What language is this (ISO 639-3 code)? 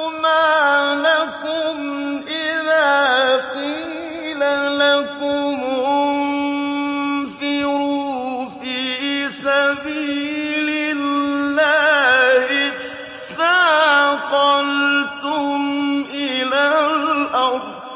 ara